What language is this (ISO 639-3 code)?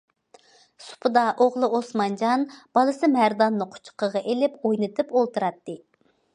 uig